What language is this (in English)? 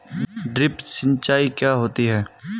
Hindi